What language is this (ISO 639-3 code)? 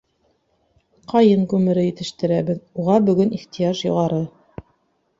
bak